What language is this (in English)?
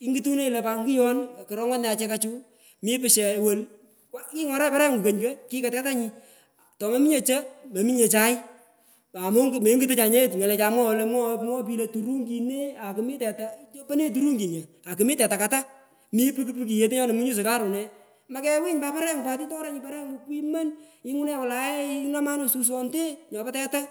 Pökoot